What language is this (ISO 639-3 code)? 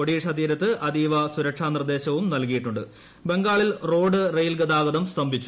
mal